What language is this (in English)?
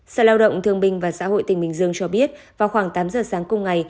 Vietnamese